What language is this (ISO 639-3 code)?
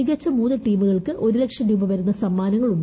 mal